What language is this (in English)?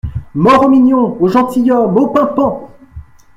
French